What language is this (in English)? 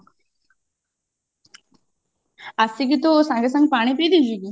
Odia